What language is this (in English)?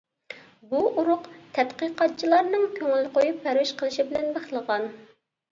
Uyghur